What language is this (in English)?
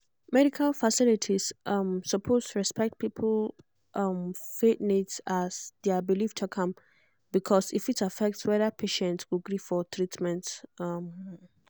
Nigerian Pidgin